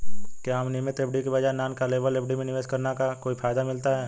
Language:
Hindi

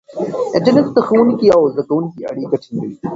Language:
Pashto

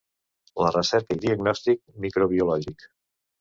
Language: Catalan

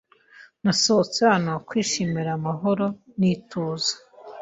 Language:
Kinyarwanda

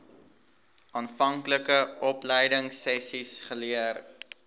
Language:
Afrikaans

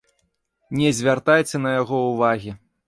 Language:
Belarusian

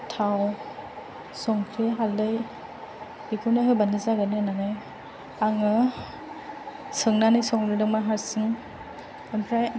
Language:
Bodo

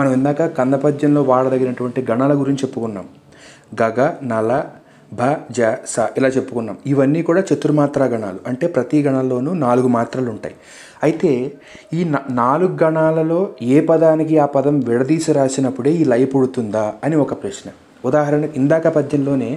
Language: Telugu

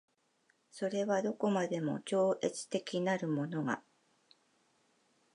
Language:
Japanese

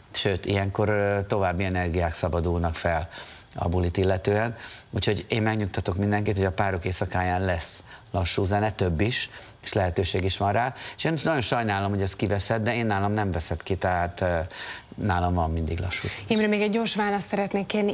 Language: Hungarian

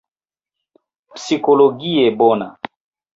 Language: Esperanto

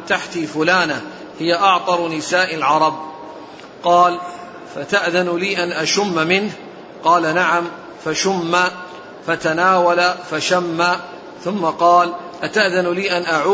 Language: Arabic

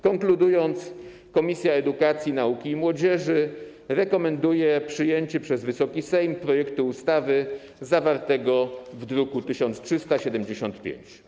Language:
Polish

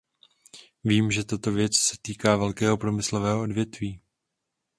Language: Czech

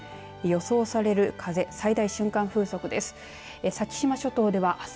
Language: Japanese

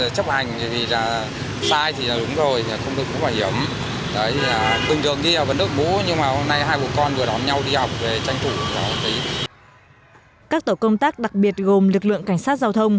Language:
Vietnamese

